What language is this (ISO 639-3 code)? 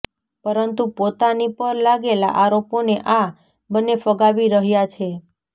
guj